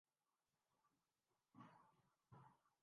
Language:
Urdu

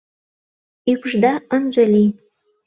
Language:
Mari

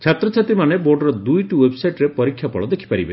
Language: Odia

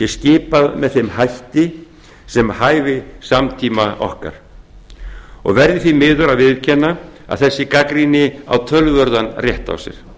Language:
Icelandic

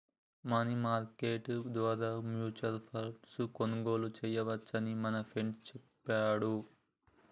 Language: Telugu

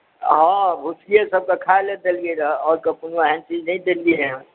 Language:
Maithili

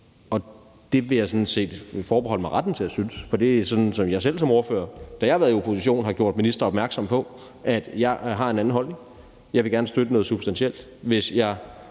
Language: Danish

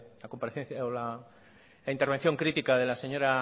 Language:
Spanish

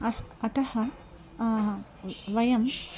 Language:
Sanskrit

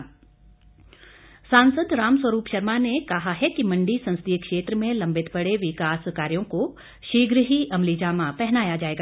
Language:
Hindi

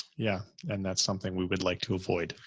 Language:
English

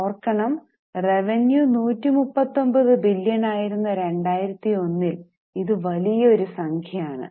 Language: Malayalam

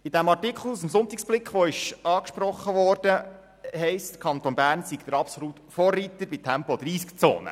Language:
Swiss German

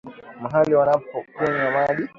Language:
Swahili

